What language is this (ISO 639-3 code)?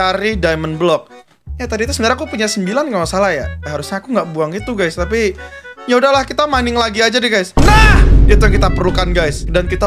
ind